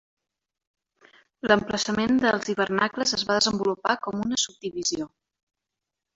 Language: Catalan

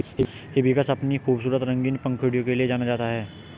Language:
Hindi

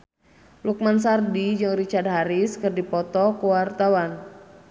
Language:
Sundanese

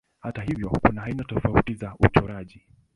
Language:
Swahili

